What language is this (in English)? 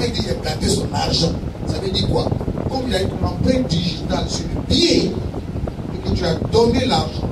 French